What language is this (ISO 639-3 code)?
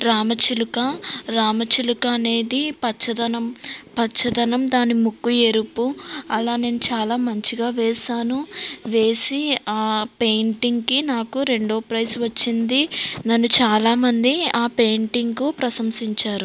tel